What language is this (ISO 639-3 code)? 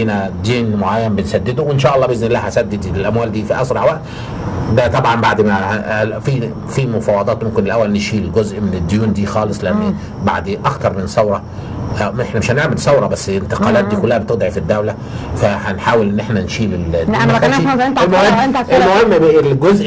ara